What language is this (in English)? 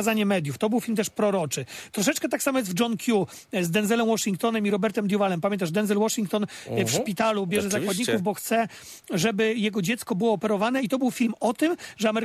Polish